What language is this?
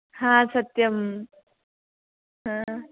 Sanskrit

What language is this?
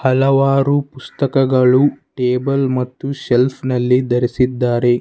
Kannada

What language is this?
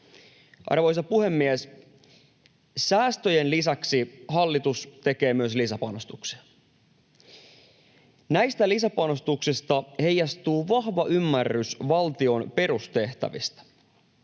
Finnish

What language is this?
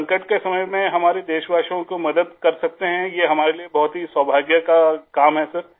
Urdu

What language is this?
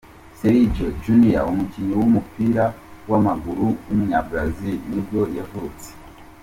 Kinyarwanda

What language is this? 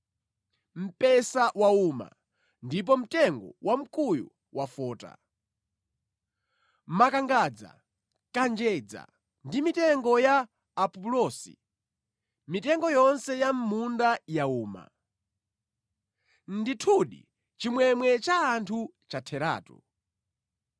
Nyanja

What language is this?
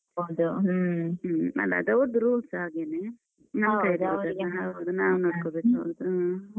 Kannada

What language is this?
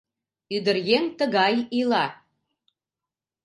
Mari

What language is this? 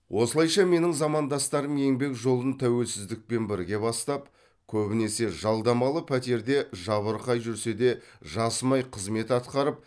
Kazakh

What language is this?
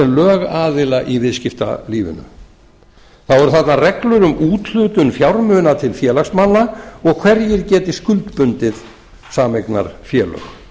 Icelandic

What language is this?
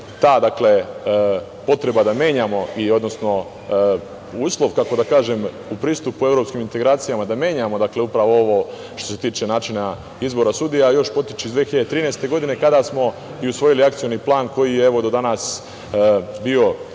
Serbian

